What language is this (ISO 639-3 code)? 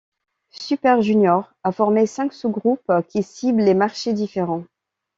fra